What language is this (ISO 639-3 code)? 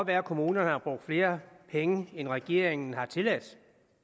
dan